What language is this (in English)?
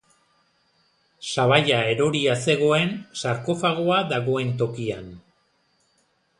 Basque